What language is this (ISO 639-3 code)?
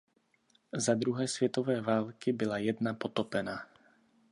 ces